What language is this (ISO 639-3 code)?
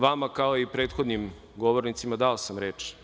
srp